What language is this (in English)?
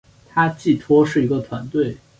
Chinese